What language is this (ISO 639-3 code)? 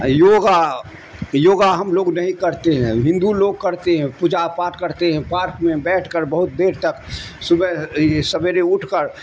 urd